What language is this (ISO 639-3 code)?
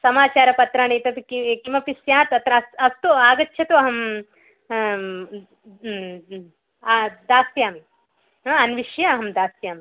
san